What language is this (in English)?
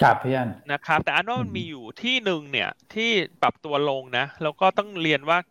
Thai